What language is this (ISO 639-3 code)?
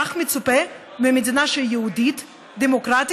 heb